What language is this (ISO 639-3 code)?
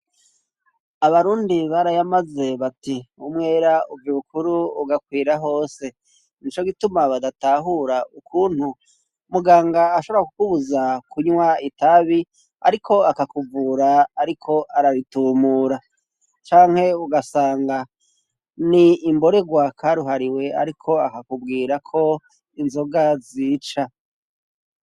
run